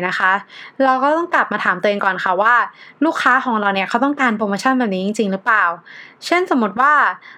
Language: Thai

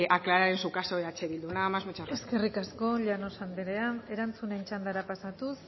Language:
Basque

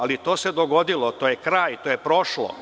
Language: Serbian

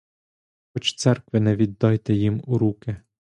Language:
Ukrainian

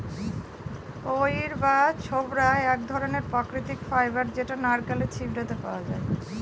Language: Bangla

